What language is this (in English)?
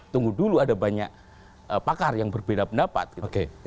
Indonesian